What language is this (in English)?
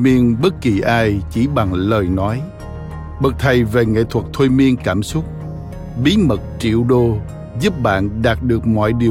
Vietnamese